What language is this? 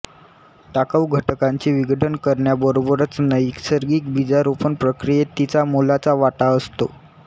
Marathi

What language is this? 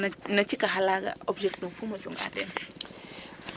Serer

